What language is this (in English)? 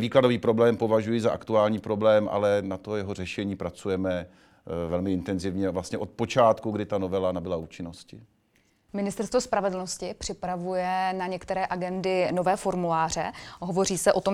Czech